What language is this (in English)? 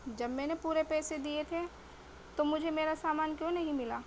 Urdu